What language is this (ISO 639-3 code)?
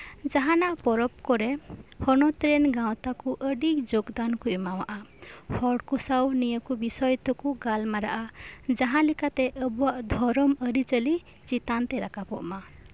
sat